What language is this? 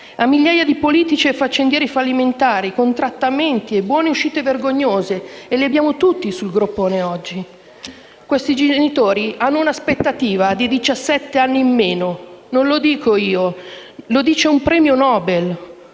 Italian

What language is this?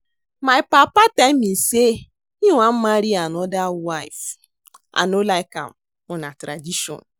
Nigerian Pidgin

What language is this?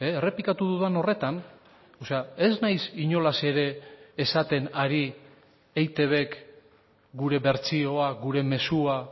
Basque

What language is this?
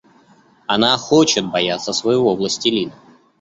Russian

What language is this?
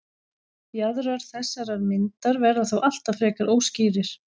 Icelandic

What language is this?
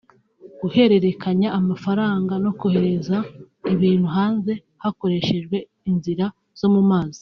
Kinyarwanda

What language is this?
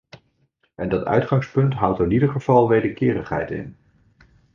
Dutch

